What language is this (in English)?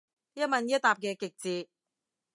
Cantonese